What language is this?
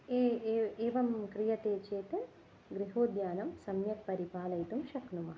Sanskrit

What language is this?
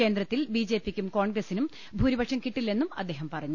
Malayalam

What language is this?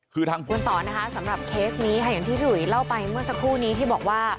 Thai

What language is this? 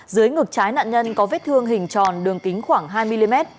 Vietnamese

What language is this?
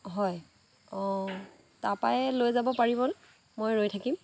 Assamese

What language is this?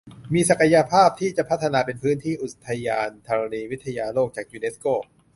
Thai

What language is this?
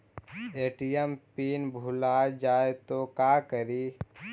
Magahi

